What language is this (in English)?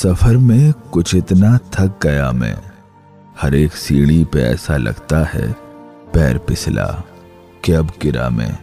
Urdu